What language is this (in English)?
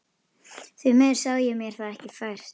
Icelandic